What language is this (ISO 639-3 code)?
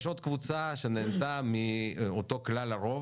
heb